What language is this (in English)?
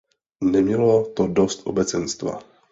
Czech